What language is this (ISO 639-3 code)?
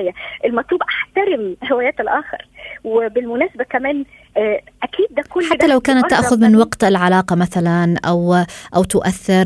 ara